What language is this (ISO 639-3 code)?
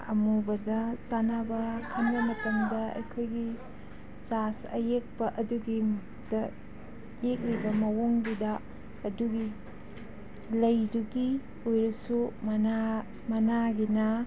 mni